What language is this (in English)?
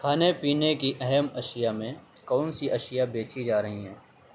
Urdu